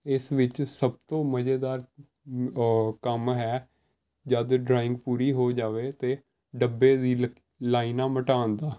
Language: Punjabi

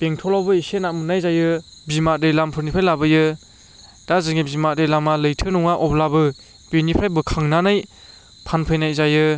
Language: Bodo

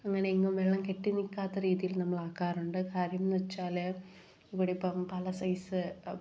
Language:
Malayalam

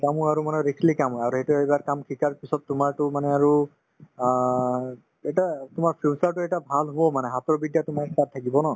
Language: Assamese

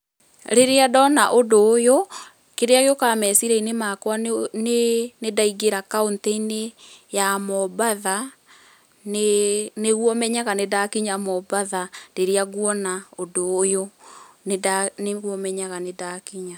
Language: Kikuyu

